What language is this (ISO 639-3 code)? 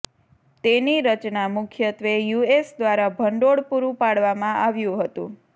guj